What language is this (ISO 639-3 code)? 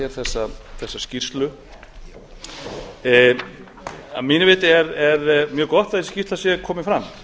isl